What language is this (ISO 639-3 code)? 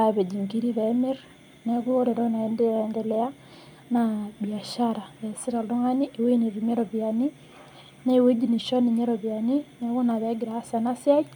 mas